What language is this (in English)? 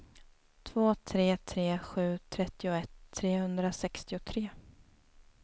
Swedish